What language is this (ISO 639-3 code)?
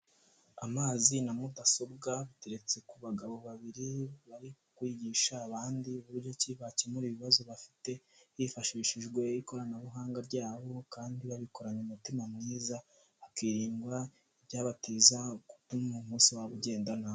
kin